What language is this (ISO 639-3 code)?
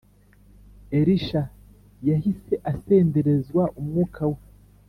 kin